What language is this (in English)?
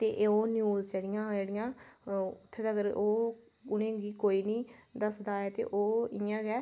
Dogri